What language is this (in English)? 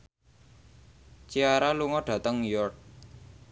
Javanese